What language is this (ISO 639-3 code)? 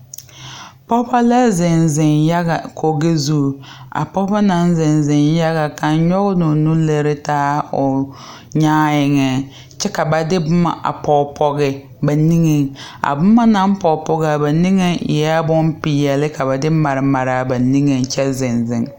dga